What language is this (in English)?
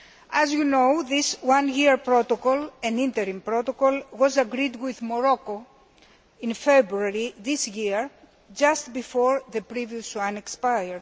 English